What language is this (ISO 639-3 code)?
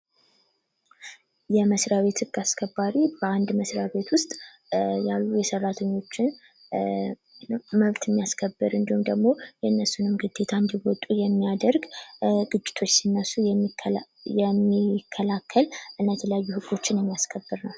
amh